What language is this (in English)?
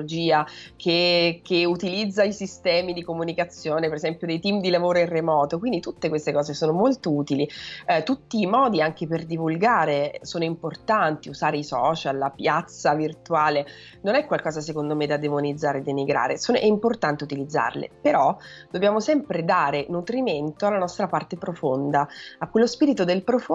Italian